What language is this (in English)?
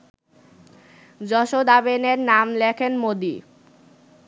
Bangla